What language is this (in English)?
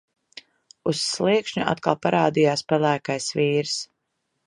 Latvian